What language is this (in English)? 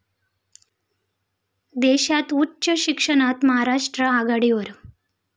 Marathi